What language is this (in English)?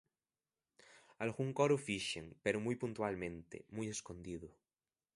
Galician